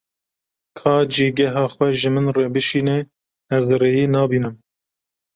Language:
Kurdish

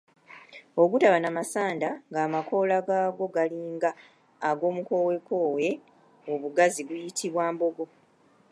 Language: Ganda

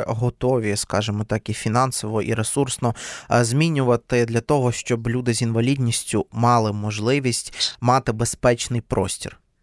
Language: Ukrainian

